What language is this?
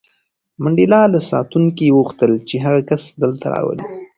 Pashto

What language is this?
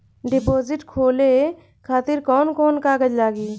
Bhojpuri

